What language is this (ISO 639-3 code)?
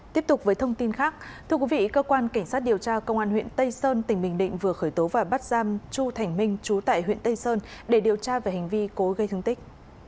vie